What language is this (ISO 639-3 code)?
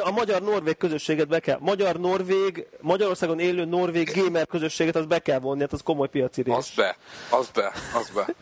hun